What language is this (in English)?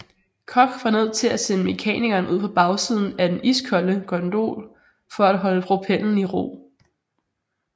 Danish